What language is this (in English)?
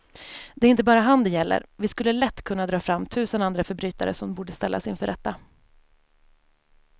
Swedish